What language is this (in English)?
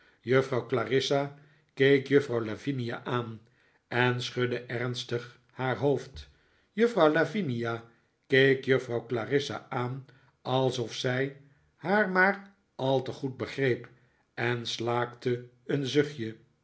Dutch